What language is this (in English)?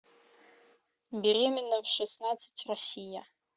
Russian